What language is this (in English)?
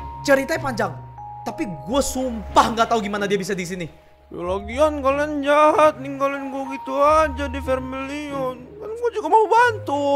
Indonesian